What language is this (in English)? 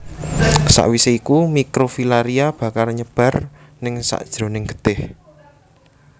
Javanese